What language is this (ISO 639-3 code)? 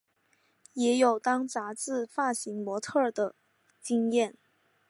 zho